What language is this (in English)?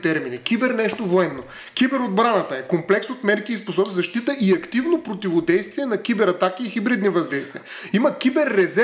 Bulgarian